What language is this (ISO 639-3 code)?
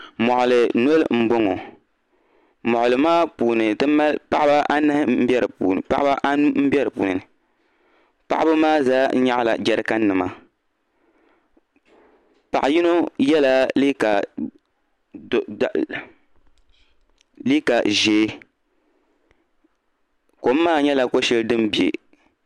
dag